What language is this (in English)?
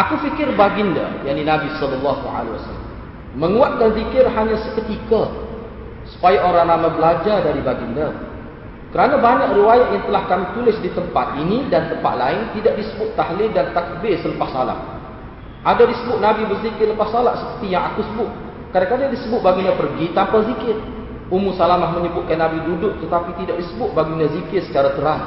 Malay